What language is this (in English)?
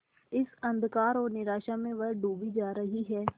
Hindi